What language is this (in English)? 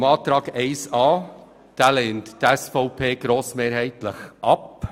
Swiss German